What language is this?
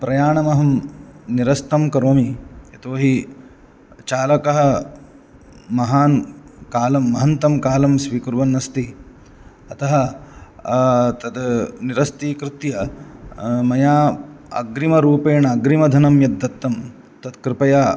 Sanskrit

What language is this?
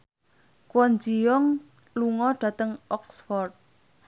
Javanese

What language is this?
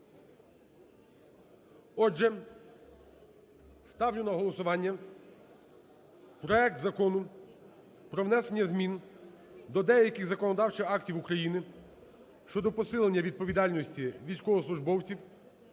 Ukrainian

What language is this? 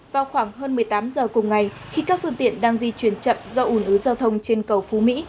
Vietnamese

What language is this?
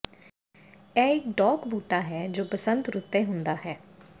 Punjabi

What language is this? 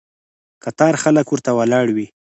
Pashto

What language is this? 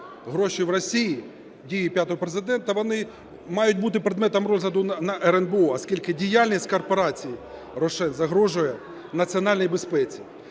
Ukrainian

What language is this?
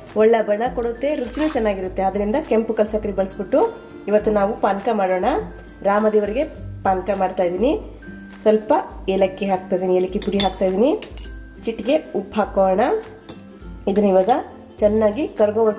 Arabic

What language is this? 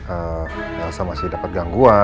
Indonesian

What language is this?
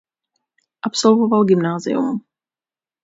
Czech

